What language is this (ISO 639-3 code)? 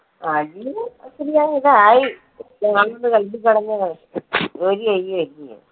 mal